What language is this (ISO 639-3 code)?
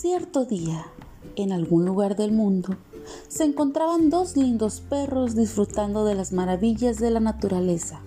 spa